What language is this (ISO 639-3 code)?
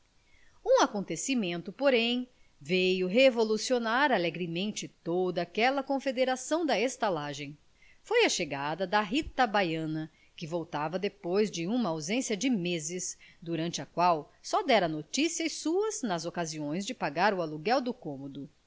por